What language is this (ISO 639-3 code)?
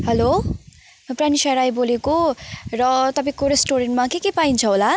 nep